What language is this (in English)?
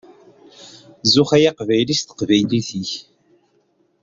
Kabyle